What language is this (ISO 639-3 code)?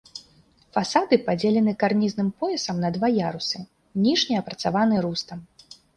bel